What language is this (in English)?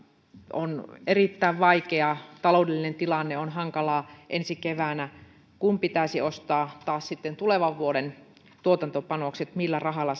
Finnish